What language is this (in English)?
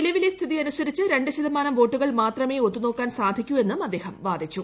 Malayalam